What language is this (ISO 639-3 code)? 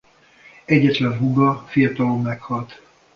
hun